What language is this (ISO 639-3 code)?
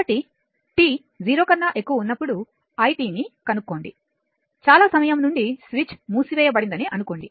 tel